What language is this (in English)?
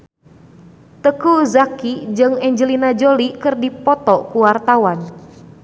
Sundanese